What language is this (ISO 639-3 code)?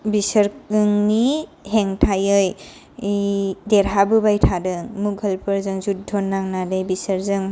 brx